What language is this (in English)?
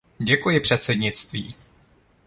Czech